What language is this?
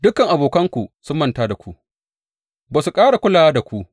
Hausa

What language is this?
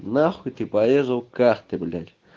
Russian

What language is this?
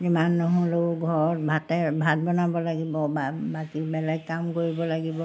Assamese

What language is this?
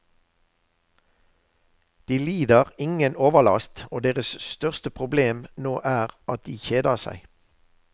Norwegian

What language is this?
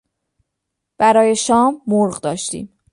Persian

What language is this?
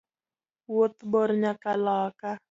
Luo (Kenya and Tanzania)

